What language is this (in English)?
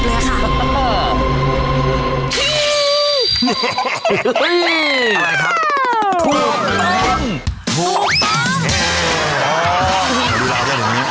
Thai